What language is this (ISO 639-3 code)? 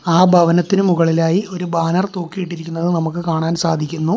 mal